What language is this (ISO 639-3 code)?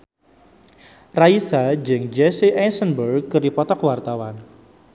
sun